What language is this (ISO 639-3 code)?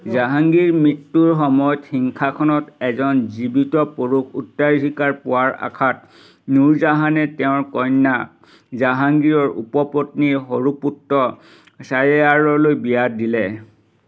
asm